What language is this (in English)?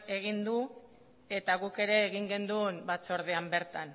Basque